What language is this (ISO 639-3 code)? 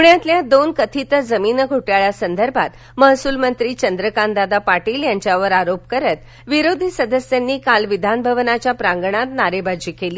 mar